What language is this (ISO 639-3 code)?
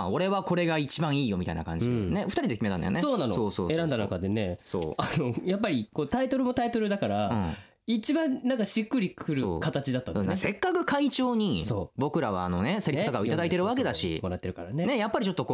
jpn